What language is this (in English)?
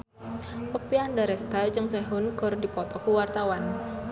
Sundanese